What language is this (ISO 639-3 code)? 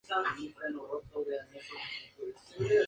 spa